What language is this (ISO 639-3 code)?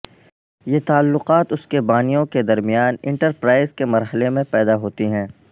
urd